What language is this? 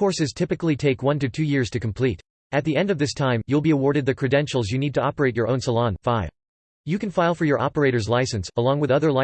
English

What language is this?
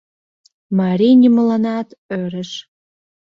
Mari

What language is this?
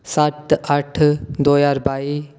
Dogri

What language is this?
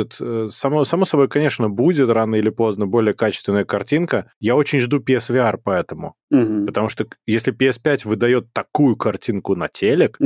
Russian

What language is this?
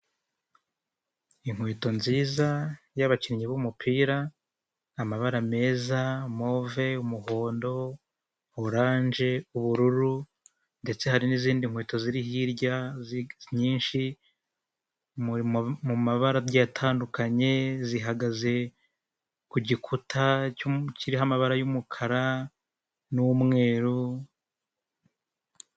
Kinyarwanda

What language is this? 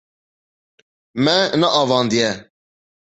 Kurdish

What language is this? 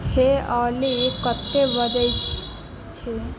Maithili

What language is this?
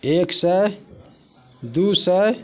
Maithili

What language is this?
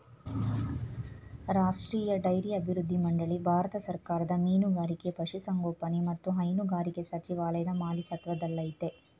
Kannada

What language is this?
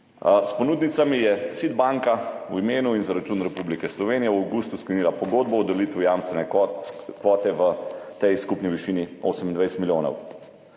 Slovenian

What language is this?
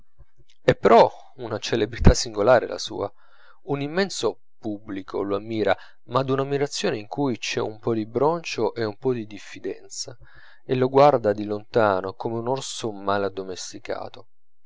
Italian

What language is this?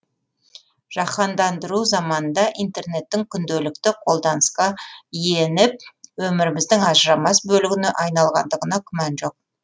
Kazakh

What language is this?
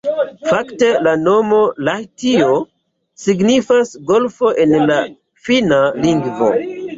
Esperanto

